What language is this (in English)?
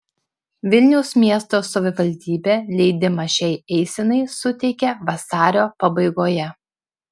Lithuanian